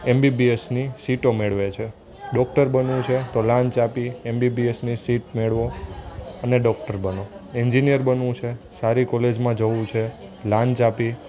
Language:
Gujarati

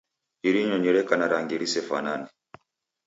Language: Taita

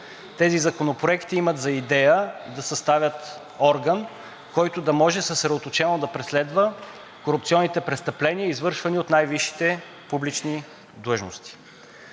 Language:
Bulgarian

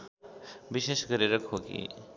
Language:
Nepali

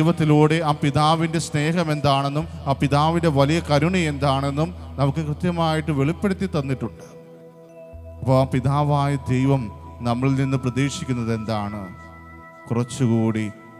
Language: Hindi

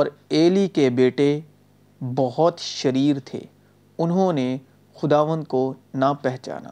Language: Urdu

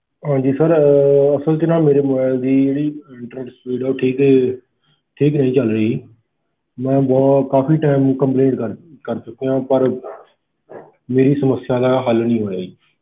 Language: Punjabi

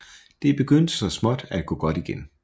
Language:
Danish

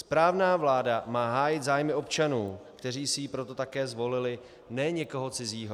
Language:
Czech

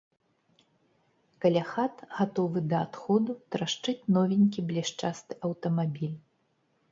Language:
Belarusian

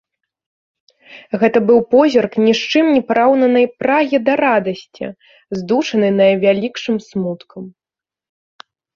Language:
Belarusian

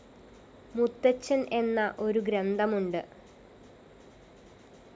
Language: Malayalam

